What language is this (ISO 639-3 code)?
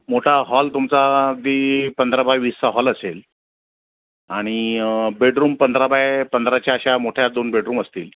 mar